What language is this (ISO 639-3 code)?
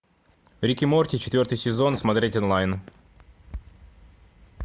rus